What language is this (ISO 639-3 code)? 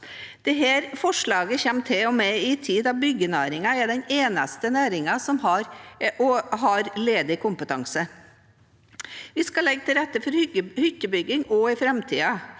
nor